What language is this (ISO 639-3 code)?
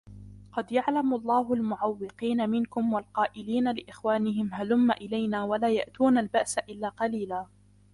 ara